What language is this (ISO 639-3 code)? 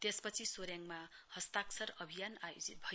nep